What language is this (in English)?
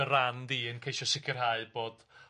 Welsh